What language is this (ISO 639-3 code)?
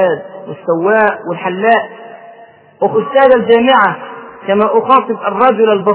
ara